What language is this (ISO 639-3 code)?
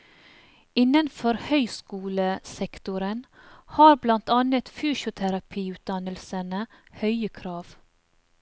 nor